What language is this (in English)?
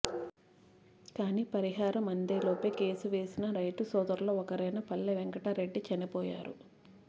Telugu